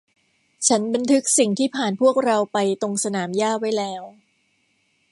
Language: Thai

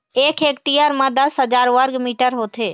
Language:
Chhattisgarhi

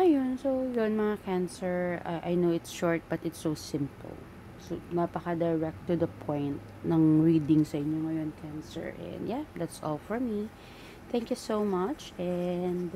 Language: Filipino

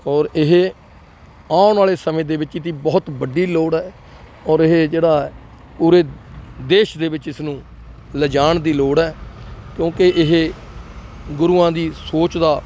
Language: Punjabi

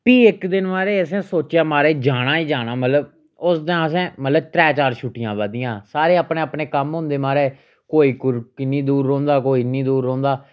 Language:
Dogri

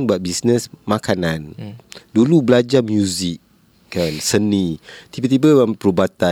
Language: Malay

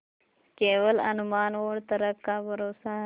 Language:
Hindi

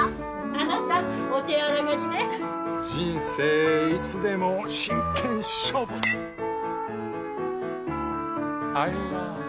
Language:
Japanese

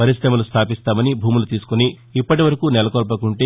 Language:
Telugu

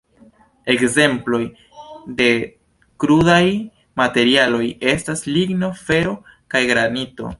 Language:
Esperanto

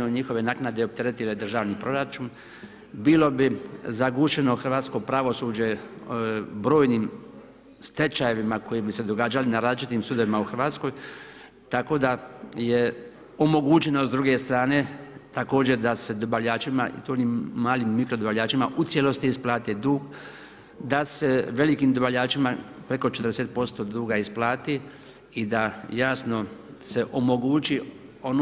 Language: Croatian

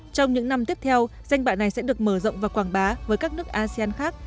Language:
Vietnamese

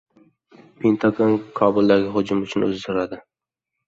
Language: Uzbek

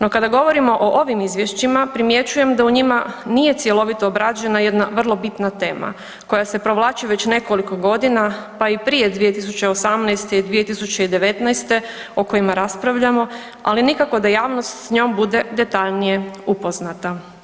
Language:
Croatian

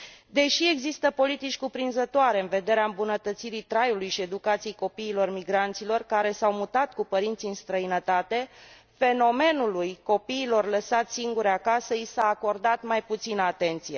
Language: Romanian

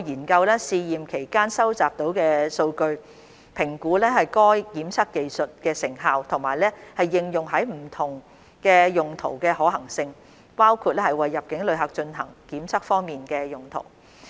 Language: Cantonese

